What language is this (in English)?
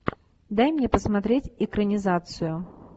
Russian